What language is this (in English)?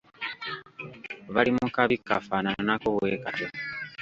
Ganda